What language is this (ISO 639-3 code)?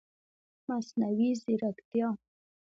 pus